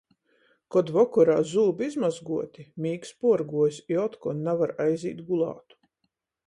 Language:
Latgalian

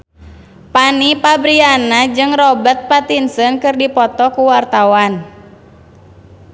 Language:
Sundanese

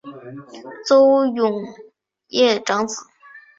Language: Chinese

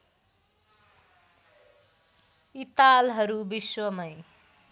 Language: Nepali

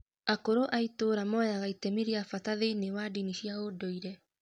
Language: Kikuyu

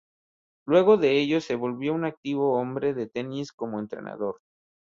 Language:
Spanish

